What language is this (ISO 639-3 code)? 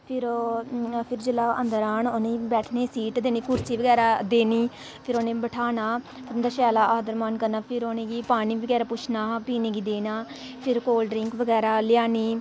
doi